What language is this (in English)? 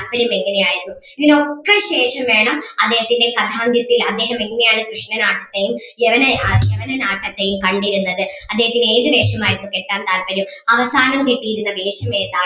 Malayalam